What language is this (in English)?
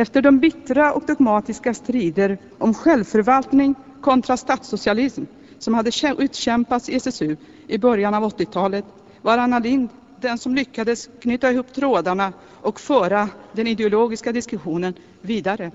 Swedish